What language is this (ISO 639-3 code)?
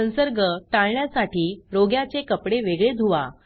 mar